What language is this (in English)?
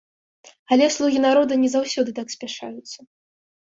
Belarusian